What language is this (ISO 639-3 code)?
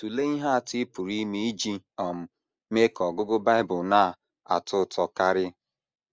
ibo